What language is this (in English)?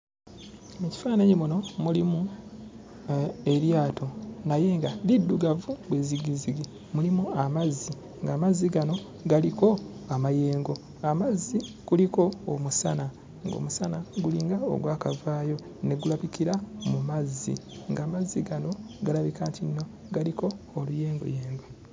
Ganda